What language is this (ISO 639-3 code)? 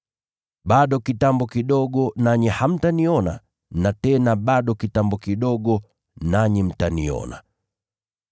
swa